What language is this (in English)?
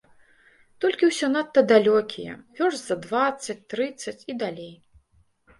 Belarusian